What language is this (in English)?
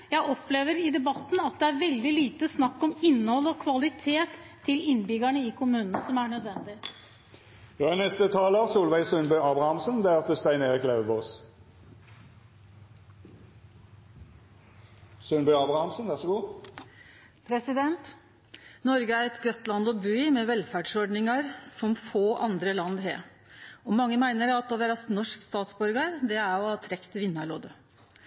Norwegian